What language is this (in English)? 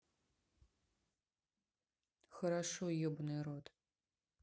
Russian